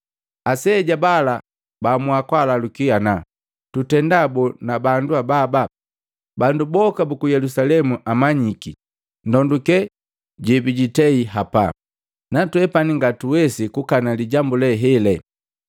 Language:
Matengo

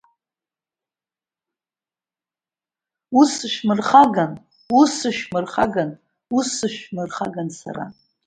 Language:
Abkhazian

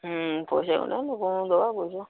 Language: Odia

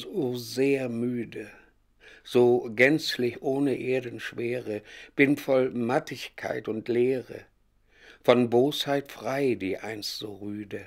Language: German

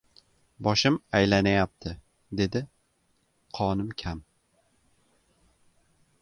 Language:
Uzbek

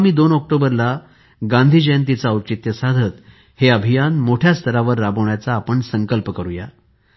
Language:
Marathi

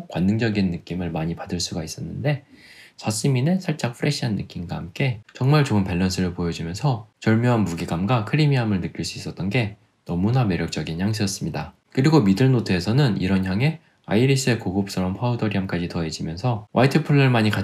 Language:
Korean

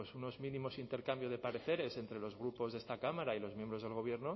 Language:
Spanish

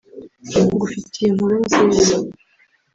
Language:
Kinyarwanda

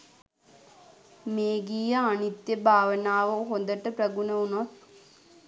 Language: Sinhala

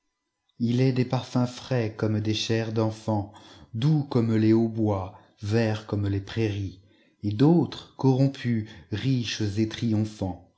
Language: French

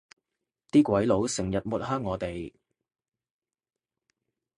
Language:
Cantonese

